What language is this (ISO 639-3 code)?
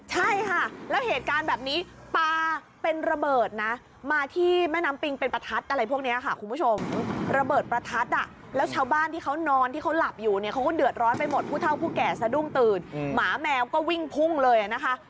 tha